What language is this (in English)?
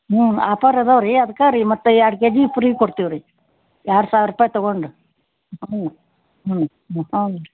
Kannada